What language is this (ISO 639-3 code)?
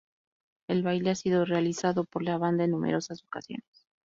spa